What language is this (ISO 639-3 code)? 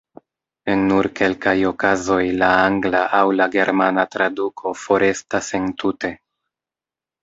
epo